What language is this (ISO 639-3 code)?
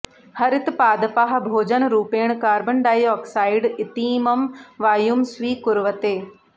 san